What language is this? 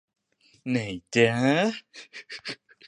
Thai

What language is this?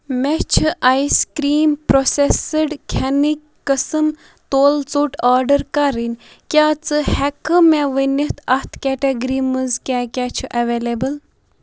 Kashmiri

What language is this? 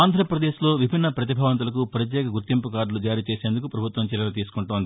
Telugu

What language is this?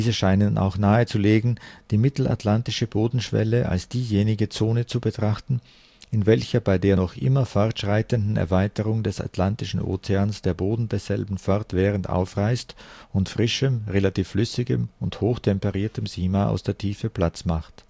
German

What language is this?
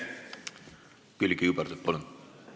Estonian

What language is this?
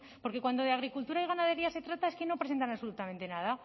Spanish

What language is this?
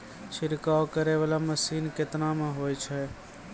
Maithili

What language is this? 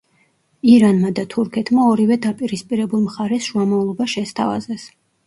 Georgian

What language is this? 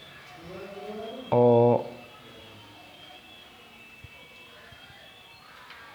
Masai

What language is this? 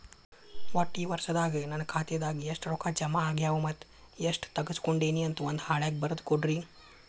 Kannada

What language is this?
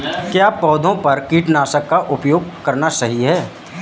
Hindi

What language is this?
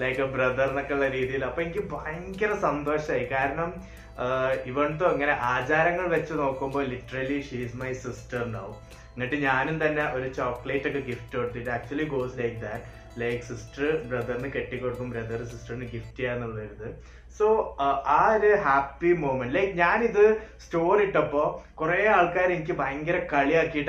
Malayalam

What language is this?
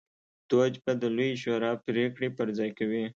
Pashto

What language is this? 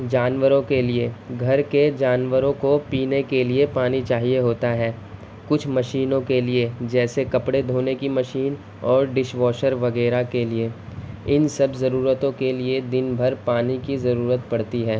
Urdu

